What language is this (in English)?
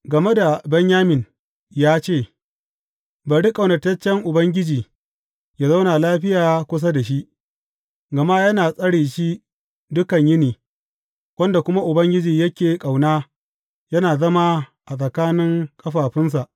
Hausa